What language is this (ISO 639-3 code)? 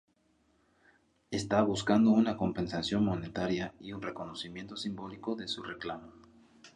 spa